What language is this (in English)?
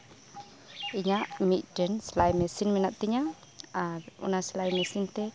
Santali